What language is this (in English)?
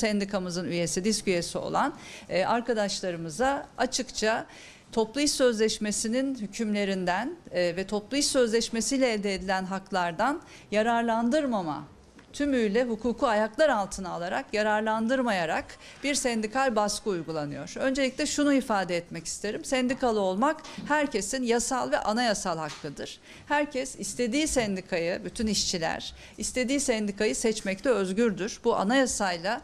Turkish